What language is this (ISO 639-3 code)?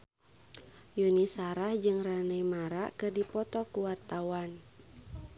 sun